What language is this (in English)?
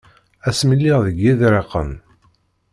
Kabyle